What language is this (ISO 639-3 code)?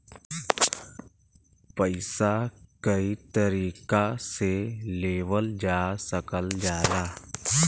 bho